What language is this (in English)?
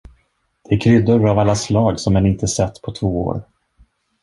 Swedish